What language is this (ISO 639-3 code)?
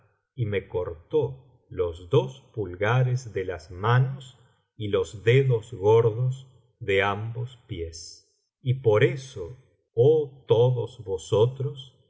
spa